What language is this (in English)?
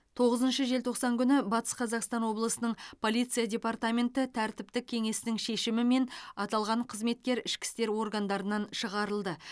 Kazakh